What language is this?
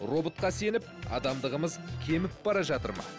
Kazakh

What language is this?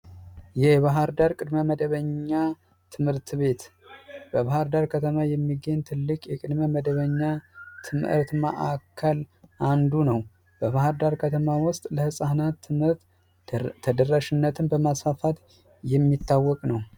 Amharic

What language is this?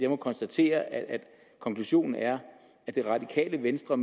Danish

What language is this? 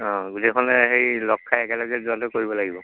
Assamese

